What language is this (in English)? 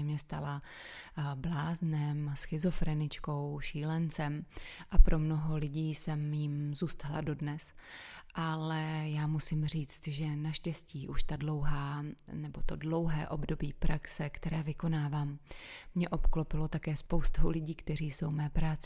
Czech